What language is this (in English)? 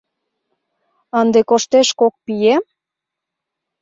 Mari